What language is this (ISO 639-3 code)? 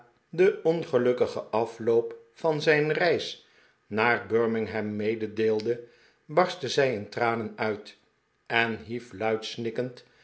nld